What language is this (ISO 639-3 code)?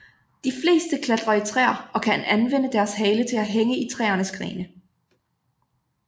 dan